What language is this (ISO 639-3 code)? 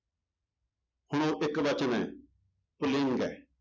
pan